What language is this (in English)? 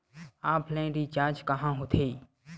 Chhattisgarhi